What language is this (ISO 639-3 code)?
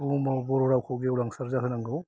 brx